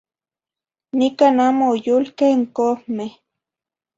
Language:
Zacatlán-Ahuacatlán-Tepetzintla Nahuatl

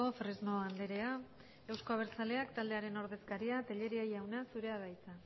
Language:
Basque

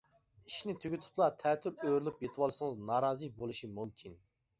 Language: Uyghur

